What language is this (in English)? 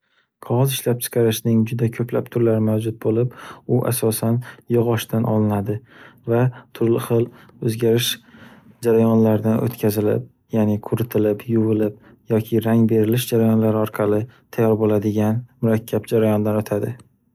Uzbek